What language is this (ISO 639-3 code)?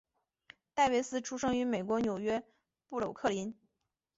zho